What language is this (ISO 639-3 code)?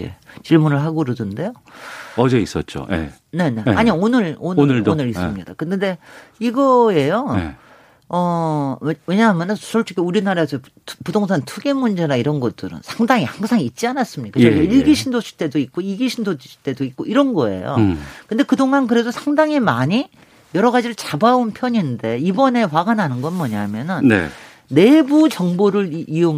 kor